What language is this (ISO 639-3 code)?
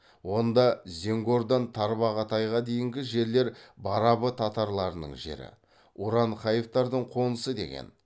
kaz